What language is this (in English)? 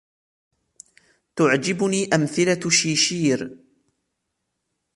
Arabic